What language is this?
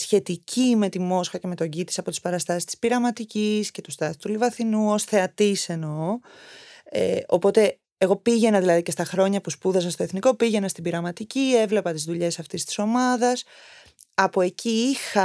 Greek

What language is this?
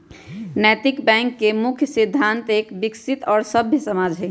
Magahi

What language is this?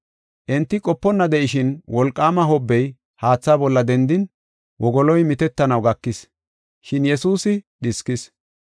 Gofa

